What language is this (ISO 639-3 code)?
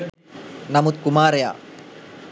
sin